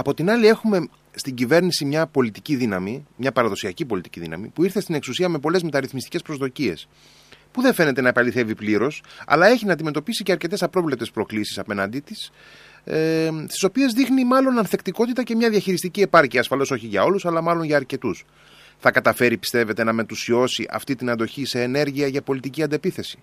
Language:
Greek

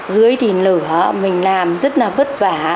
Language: Vietnamese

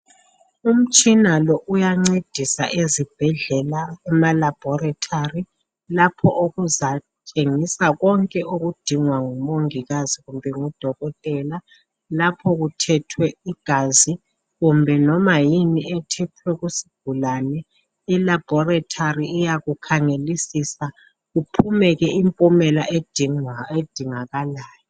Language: North Ndebele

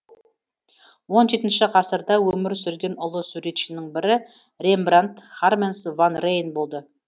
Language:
Kazakh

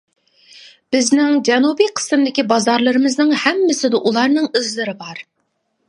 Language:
Uyghur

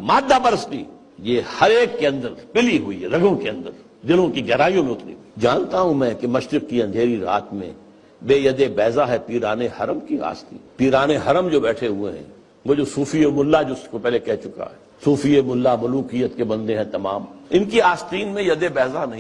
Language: Urdu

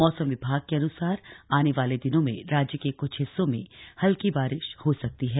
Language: Hindi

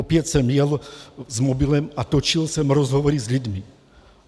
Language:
Czech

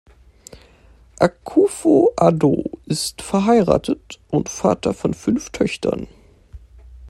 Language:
German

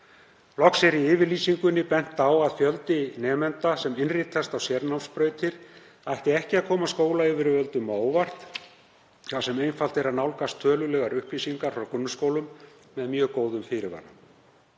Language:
Icelandic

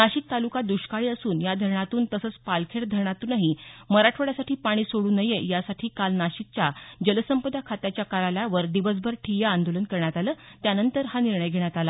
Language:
Marathi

